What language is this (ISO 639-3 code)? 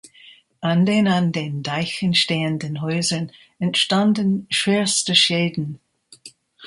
deu